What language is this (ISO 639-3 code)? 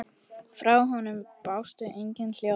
isl